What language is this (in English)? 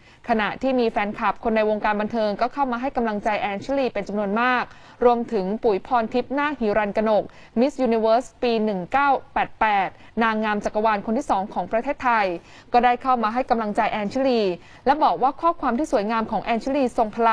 Thai